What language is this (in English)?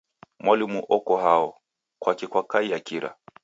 Taita